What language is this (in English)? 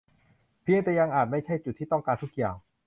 Thai